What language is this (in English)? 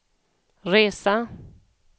Swedish